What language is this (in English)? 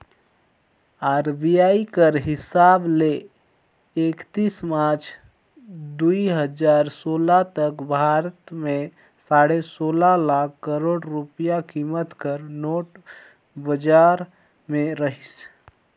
Chhattisgarhi